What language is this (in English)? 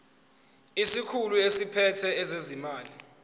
Zulu